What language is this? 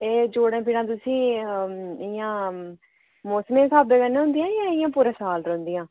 Dogri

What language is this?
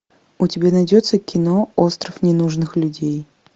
Russian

